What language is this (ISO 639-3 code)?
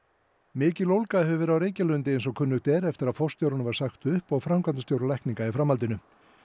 isl